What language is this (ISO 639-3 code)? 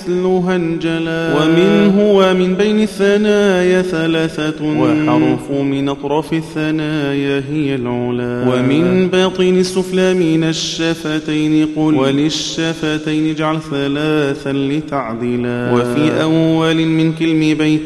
ara